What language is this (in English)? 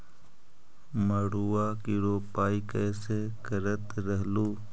Magahi